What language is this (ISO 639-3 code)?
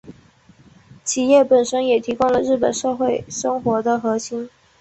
zho